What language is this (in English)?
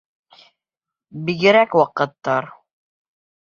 Bashkir